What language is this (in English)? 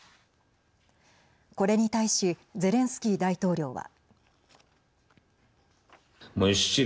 Japanese